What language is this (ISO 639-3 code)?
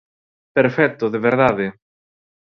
glg